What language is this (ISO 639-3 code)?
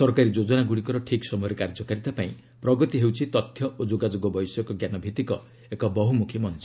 ori